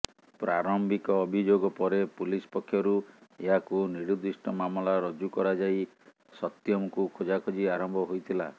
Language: Odia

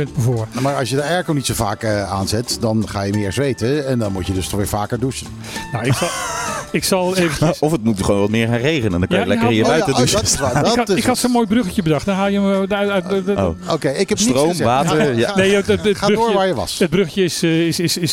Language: Dutch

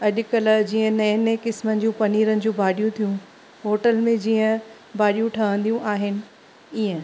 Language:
Sindhi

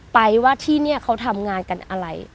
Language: Thai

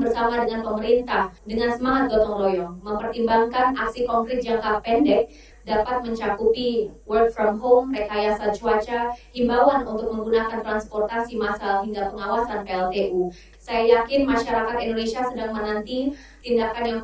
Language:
Indonesian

